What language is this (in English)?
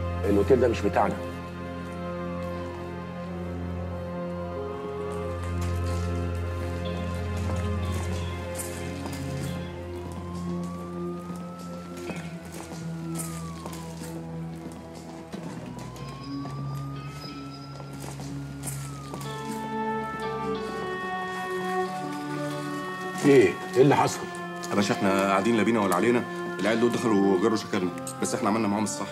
Arabic